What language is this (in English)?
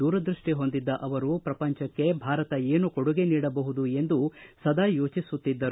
Kannada